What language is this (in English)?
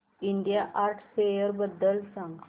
Marathi